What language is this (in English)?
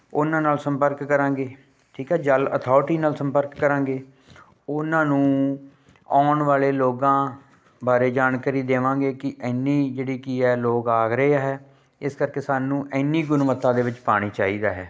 Punjabi